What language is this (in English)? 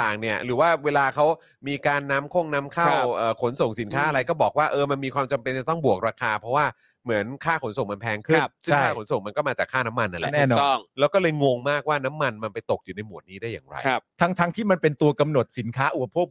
Thai